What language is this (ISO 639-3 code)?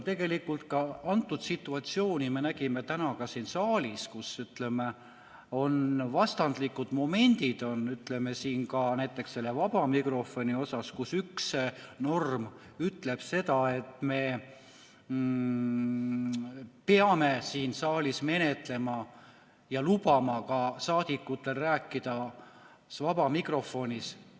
est